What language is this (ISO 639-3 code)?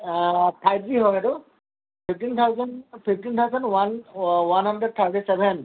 asm